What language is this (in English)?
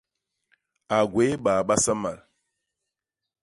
Basaa